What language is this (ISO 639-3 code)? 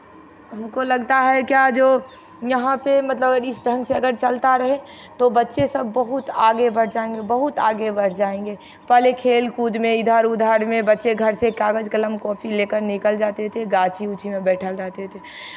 hin